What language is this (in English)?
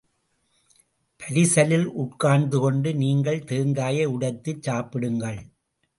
Tamil